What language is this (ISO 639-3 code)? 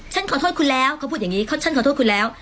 tha